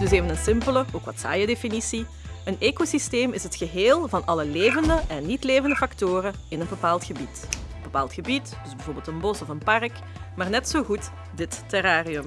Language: Dutch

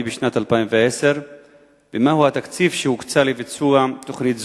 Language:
Hebrew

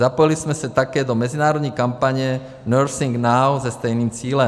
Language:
Czech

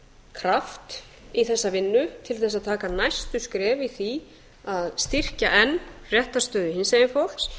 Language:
Icelandic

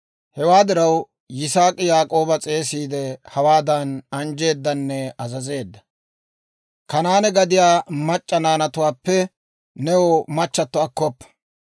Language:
Dawro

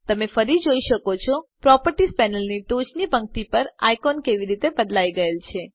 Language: Gujarati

